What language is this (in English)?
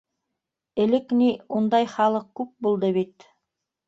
Bashkir